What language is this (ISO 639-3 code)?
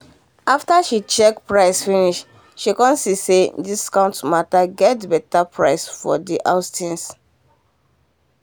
pcm